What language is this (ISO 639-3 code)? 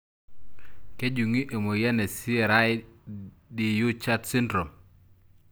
mas